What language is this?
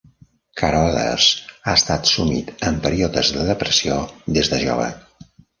Catalan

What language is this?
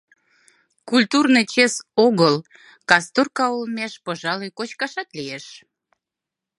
Mari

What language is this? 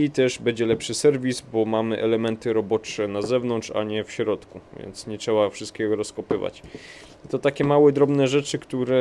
Polish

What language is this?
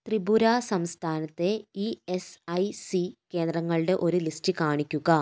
Malayalam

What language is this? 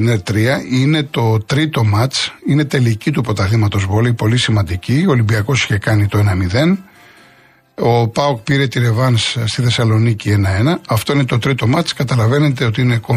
Greek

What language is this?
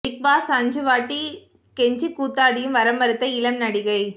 Tamil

